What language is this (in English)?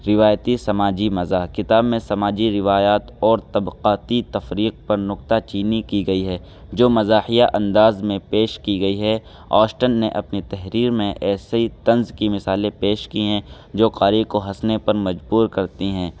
Urdu